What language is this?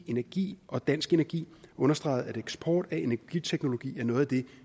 Danish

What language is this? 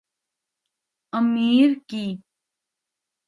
Urdu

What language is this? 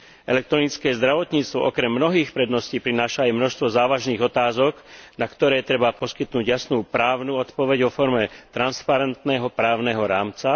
Slovak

